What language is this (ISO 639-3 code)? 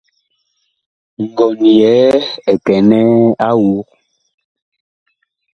bkh